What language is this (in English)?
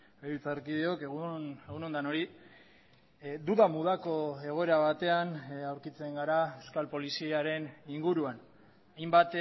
Basque